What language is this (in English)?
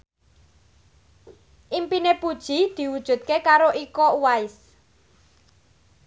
Javanese